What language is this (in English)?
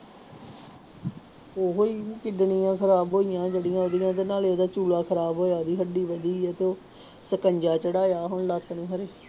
Punjabi